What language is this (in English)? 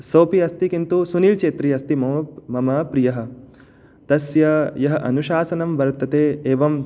Sanskrit